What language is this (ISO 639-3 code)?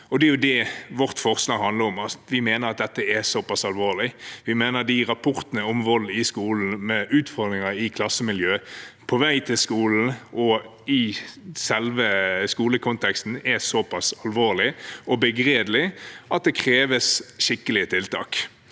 nor